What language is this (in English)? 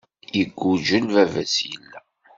Kabyle